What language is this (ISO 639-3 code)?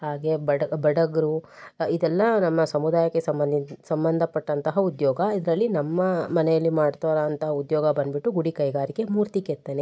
kan